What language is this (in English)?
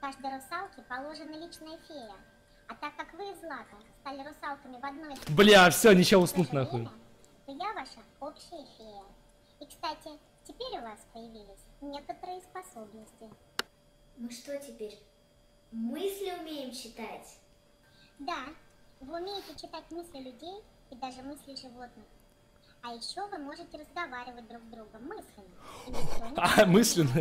Russian